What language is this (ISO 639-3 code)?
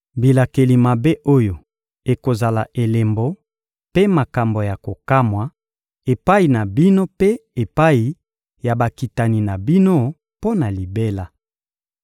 lin